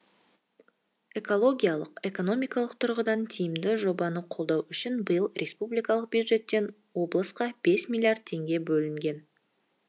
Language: Kazakh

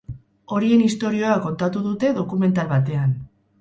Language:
Basque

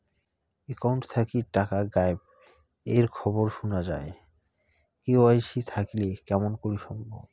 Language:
Bangla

